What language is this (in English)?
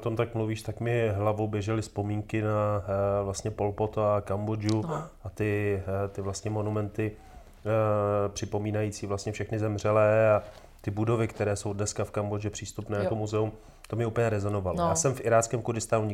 Czech